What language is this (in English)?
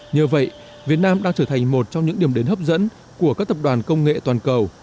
Vietnamese